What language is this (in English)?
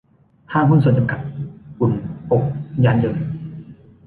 Thai